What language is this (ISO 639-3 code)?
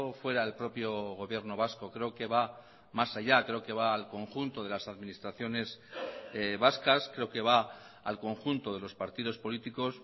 spa